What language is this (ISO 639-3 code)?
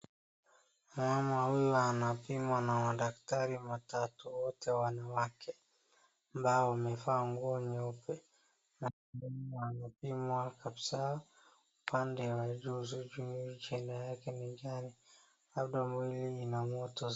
swa